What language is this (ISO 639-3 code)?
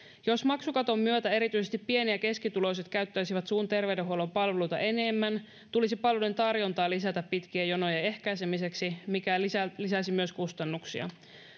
fin